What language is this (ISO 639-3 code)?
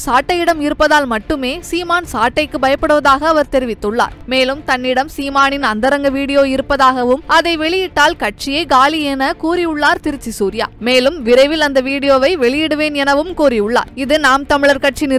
jpn